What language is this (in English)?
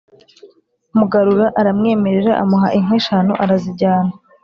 Kinyarwanda